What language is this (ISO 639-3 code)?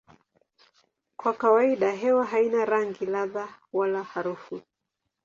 swa